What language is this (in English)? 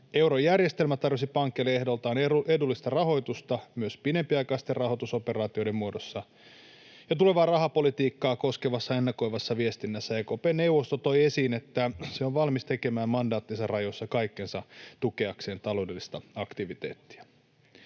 Finnish